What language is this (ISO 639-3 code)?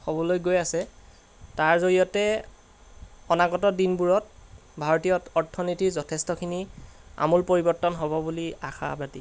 asm